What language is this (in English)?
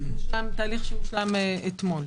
Hebrew